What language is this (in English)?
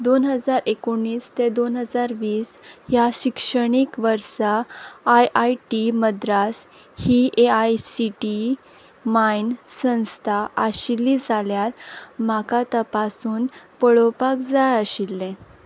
Konkani